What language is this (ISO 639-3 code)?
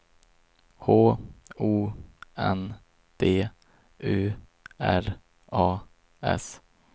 swe